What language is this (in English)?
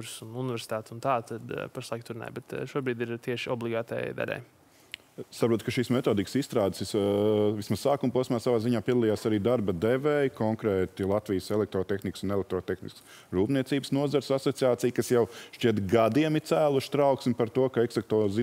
Latvian